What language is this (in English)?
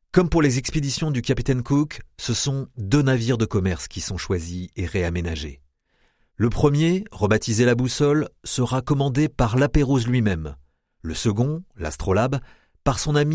French